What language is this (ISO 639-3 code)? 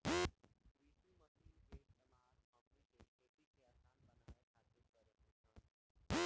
bho